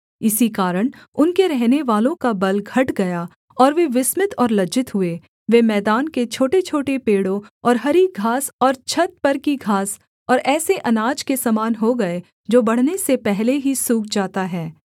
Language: Hindi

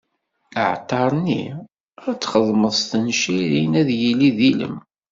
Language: Kabyle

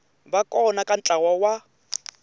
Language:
Tsonga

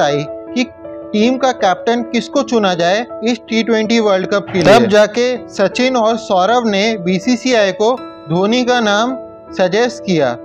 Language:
Hindi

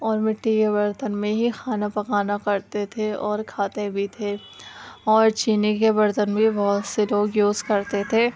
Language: Urdu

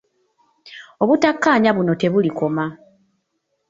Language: Ganda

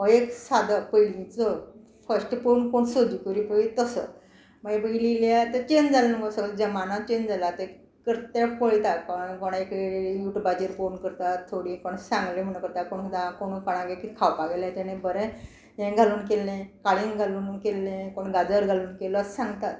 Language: Konkani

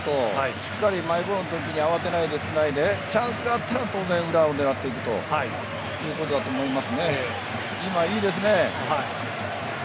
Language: Japanese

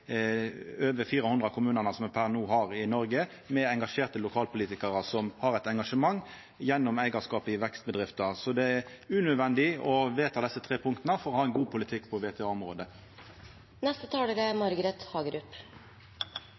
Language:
Norwegian Nynorsk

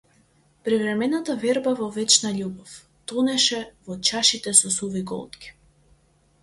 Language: Macedonian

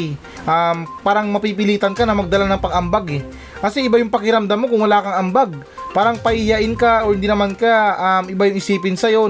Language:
Filipino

